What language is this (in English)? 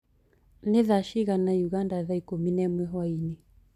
Kikuyu